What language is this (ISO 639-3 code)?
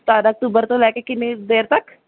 pan